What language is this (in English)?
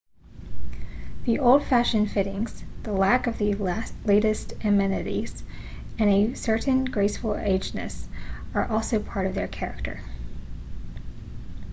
English